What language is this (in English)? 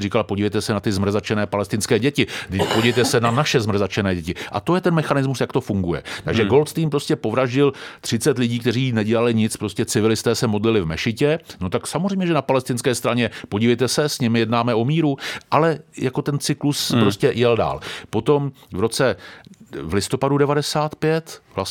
Czech